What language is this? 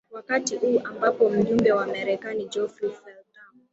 Swahili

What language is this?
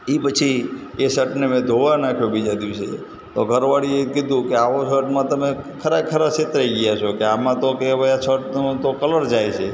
Gujarati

